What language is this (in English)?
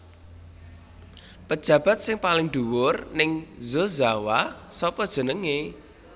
Javanese